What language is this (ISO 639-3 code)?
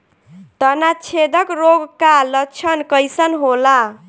bho